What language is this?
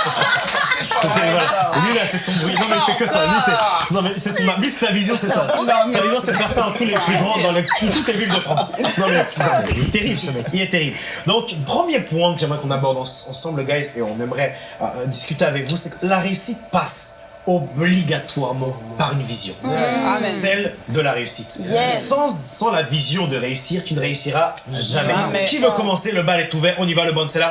French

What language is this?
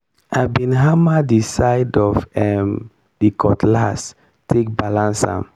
Nigerian Pidgin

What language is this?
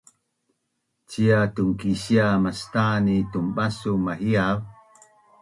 Bunun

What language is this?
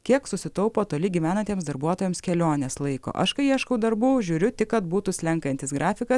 Lithuanian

